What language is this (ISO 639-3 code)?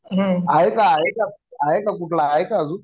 mar